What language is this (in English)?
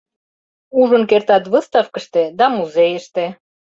Mari